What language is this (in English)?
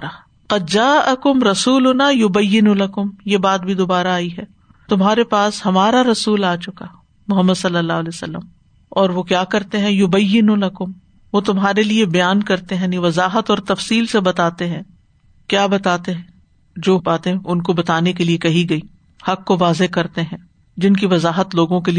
Urdu